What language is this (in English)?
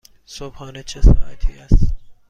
Persian